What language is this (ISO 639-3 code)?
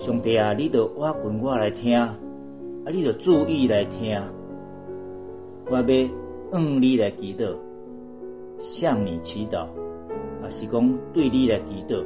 zho